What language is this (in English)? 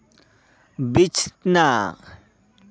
Santali